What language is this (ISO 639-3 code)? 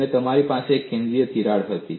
guj